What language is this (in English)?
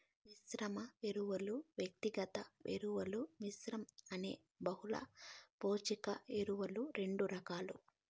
Telugu